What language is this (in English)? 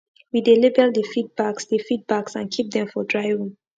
Nigerian Pidgin